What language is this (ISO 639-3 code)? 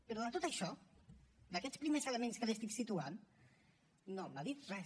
cat